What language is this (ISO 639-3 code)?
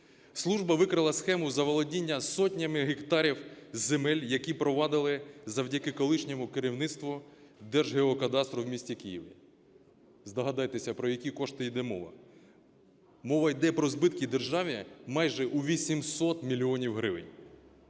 ukr